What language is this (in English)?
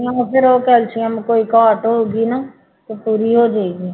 Punjabi